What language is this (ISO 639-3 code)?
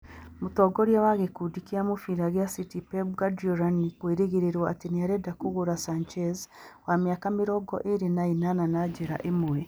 kik